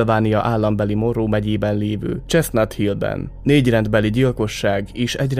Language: Hungarian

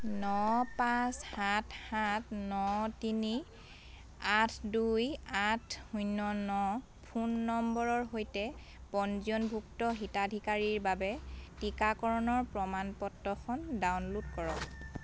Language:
Assamese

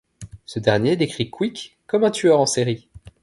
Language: French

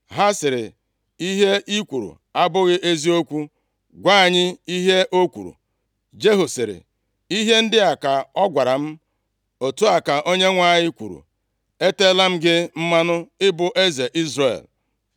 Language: Igbo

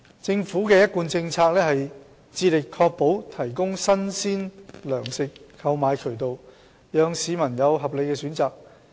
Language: Cantonese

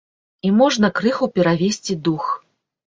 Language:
Belarusian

